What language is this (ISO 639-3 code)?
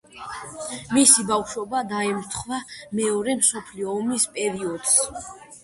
kat